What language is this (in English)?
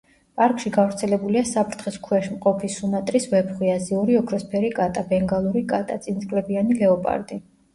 Georgian